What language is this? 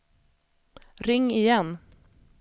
Swedish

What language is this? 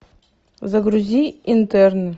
Russian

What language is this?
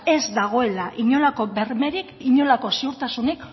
Basque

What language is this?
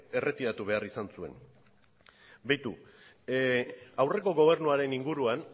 Basque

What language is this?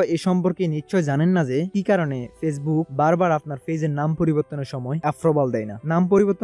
Bangla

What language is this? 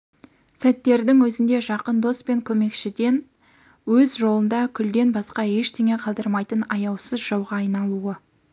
Kazakh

